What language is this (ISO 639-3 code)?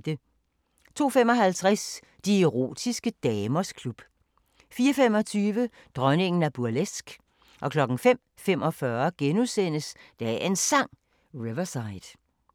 dan